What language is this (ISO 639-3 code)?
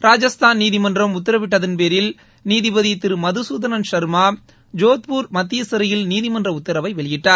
tam